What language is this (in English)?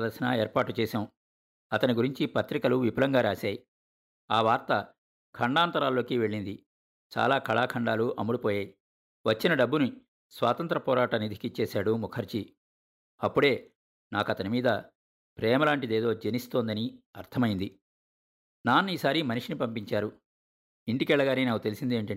Telugu